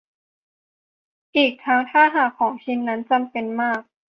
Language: Thai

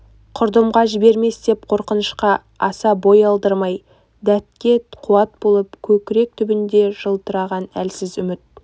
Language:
Kazakh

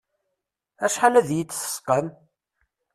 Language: Kabyle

